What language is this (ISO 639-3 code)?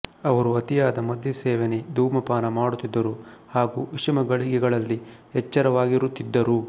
kan